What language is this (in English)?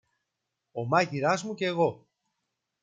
Greek